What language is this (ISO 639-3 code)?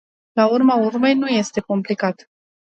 ron